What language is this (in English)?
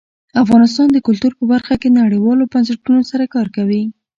Pashto